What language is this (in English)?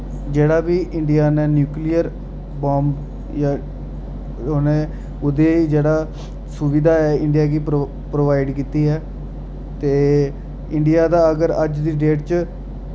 Dogri